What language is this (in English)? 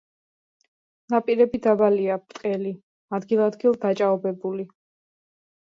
Georgian